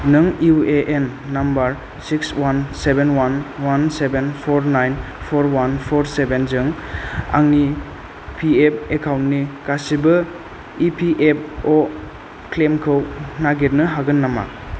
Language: Bodo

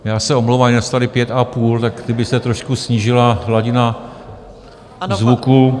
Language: Czech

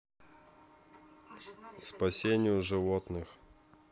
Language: Russian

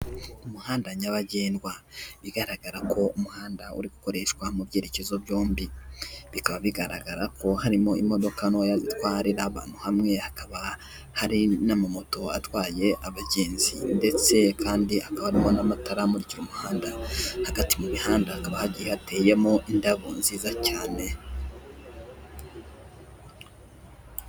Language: Kinyarwanda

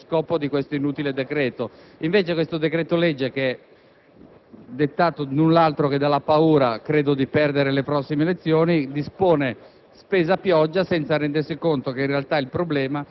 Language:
Italian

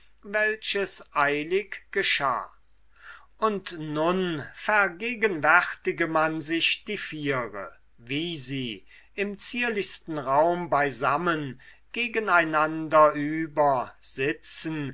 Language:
German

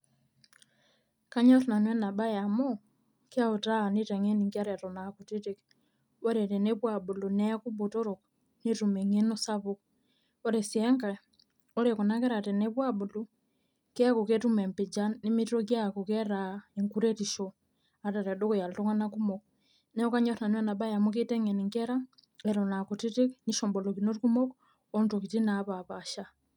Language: Masai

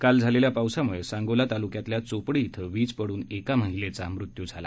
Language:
Marathi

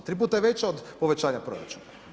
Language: Croatian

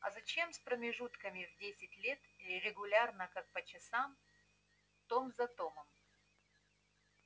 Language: Russian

